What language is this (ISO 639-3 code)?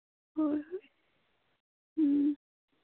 mni